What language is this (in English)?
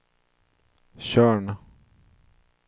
Swedish